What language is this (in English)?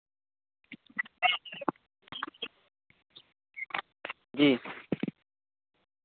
Hindi